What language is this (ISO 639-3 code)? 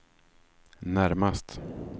swe